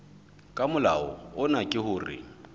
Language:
Southern Sotho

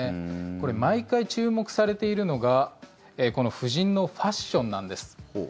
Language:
Japanese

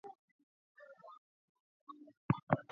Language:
Swahili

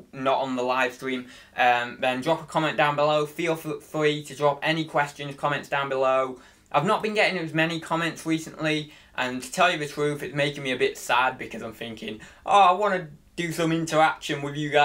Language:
English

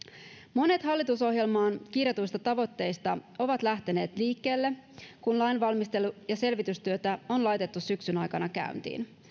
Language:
Finnish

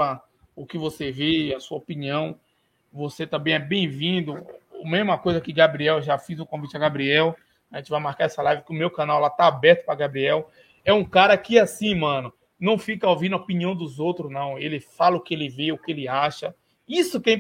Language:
Portuguese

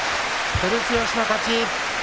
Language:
Japanese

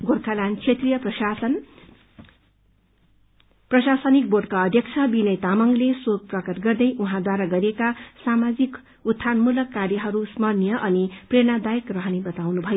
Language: Nepali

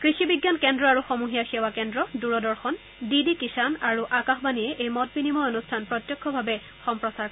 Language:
Assamese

